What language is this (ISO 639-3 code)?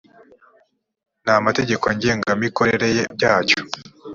kin